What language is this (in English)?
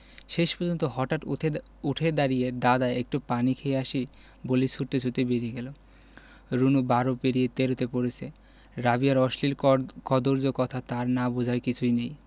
Bangla